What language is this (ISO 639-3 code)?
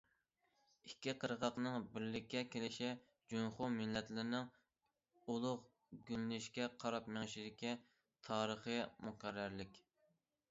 uig